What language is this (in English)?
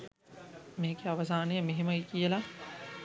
Sinhala